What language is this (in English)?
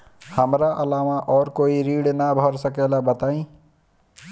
Bhojpuri